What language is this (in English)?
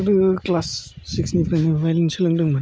Bodo